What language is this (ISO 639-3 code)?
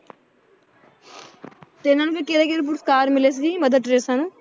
pan